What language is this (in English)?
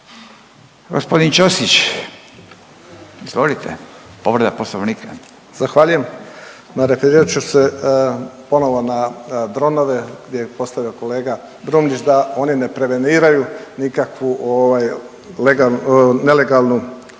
Croatian